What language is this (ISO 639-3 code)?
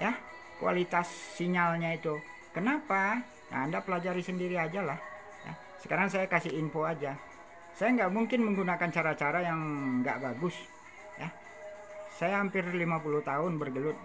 ind